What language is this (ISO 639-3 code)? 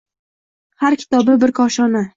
uzb